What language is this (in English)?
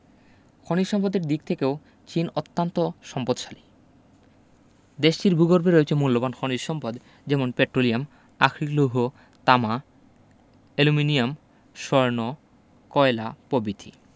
Bangla